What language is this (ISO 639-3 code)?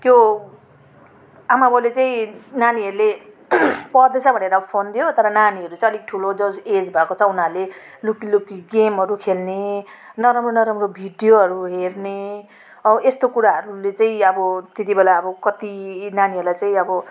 nep